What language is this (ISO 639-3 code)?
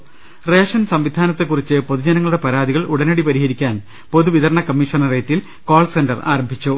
mal